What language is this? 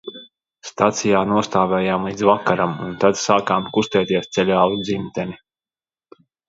Latvian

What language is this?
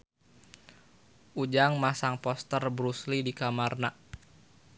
Sundanese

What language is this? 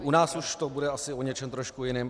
Czech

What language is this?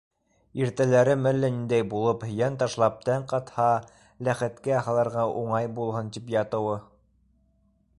Bashkir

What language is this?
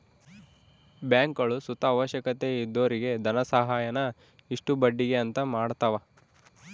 Kannada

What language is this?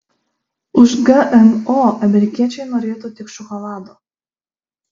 Lithuanian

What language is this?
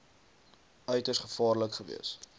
Afrikaans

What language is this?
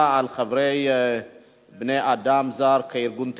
Hebrew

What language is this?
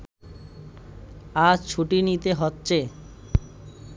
Bangla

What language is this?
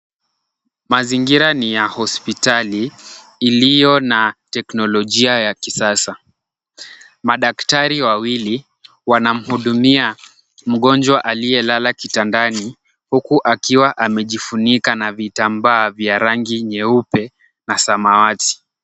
Swahili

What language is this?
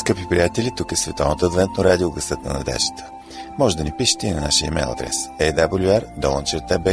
Bulgarian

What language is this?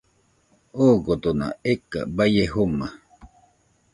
Nüpode Huitoto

